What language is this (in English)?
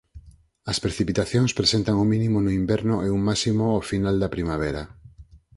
Galician